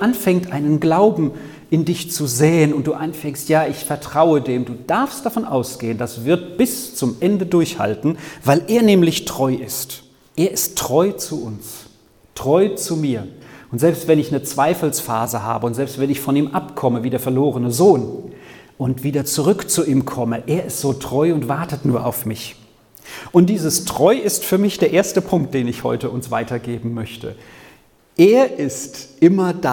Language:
German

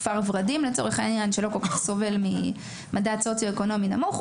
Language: Hebrew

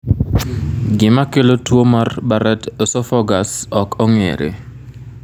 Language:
Luo (Kenya and Tanzania)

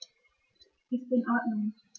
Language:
German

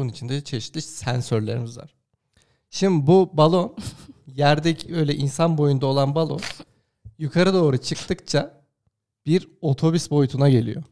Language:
Turkish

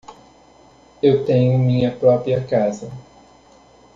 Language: Portuguese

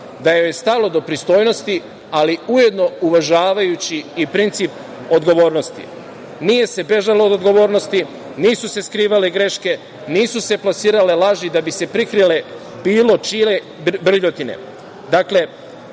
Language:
Serbian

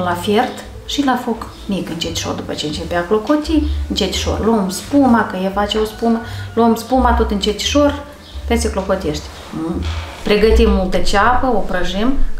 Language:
Romanian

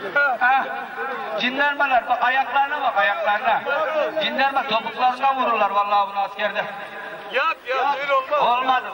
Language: Turkish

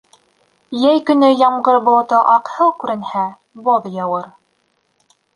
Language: Bashkir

